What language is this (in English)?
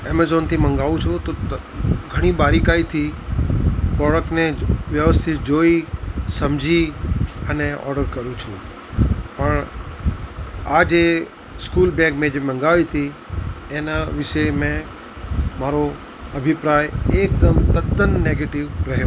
Gujarati